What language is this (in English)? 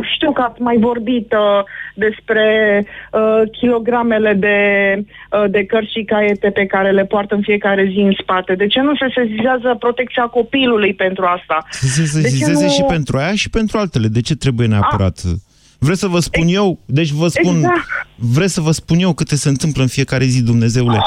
Romanian